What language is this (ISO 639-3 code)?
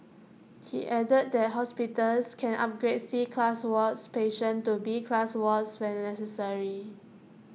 eng